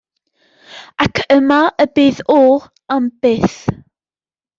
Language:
Welsh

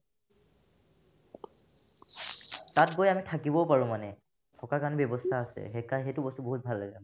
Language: Assamese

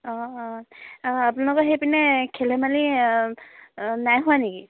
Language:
Assamese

